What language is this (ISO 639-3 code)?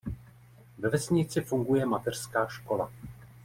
ces